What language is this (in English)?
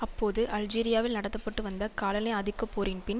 Tamil